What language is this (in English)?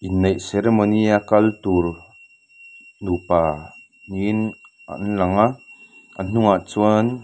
Mizo